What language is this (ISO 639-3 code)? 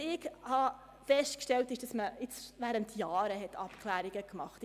gsw